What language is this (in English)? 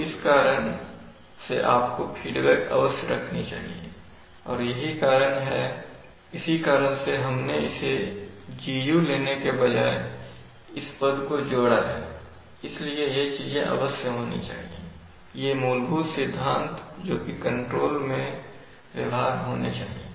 Hindi